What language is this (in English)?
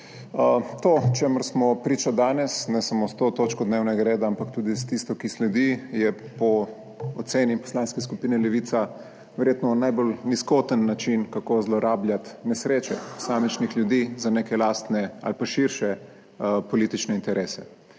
Slovenian